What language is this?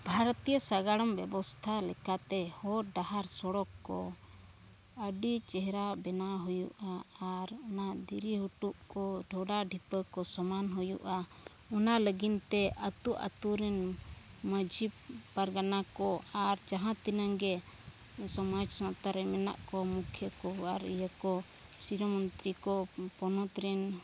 Santali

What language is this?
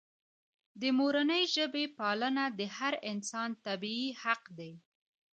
Pashto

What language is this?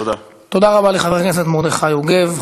Hebrew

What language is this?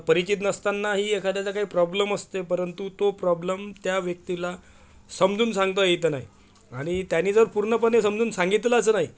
Marathi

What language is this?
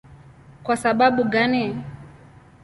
Swahili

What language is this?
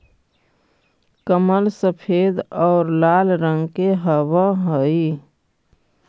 Magahi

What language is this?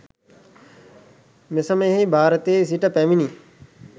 Sinhala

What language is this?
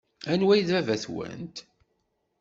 Kabyle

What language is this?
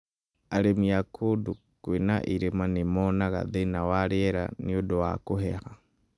Kikuyu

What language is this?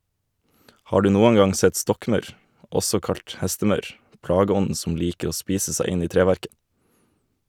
Norwegian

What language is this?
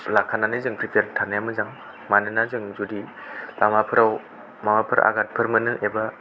Bodo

